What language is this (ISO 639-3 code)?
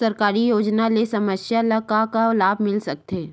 hne